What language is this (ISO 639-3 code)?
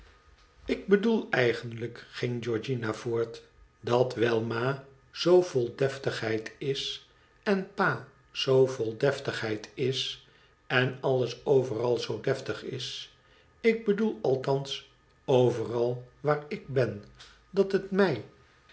nld